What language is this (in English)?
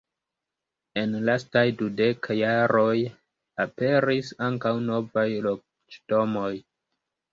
Esperanto